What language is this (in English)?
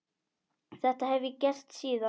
Icelandic